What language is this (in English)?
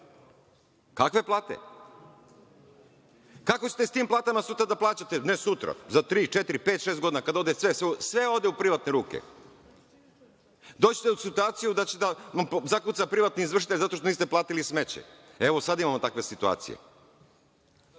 Serbian